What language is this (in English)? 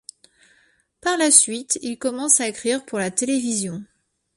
French